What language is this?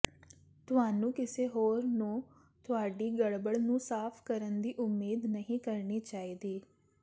Punjabi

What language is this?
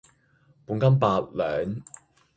Cantonese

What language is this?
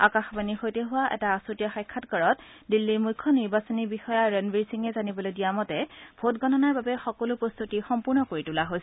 Assamese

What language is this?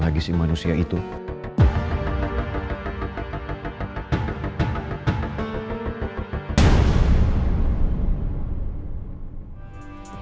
Indonesian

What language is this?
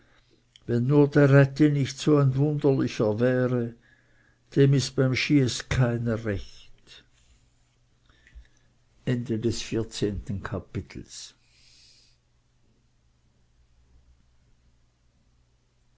German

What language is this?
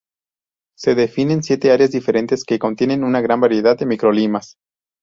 Spanish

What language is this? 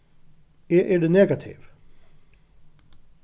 Faroese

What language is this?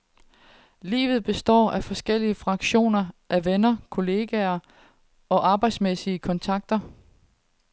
Danish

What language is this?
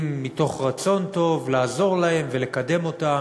Hebrew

